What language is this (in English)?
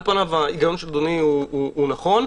Hebrew